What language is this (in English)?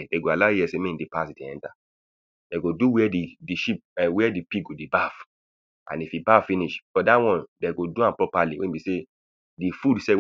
Nigerian Pidgin